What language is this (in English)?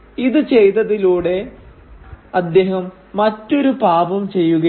Malayalam